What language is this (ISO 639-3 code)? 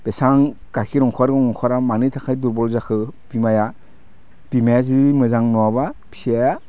brx